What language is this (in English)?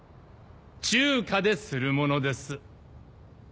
Japanese